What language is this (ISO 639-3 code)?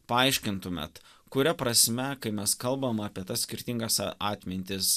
lit